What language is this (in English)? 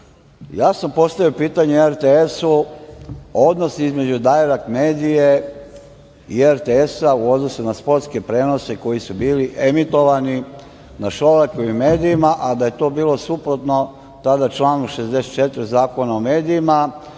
Serbian